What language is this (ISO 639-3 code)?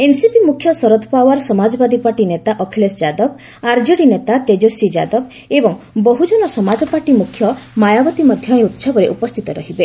ori